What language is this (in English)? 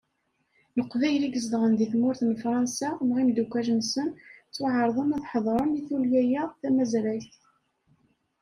Kabyle